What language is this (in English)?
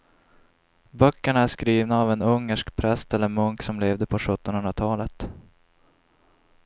Swedish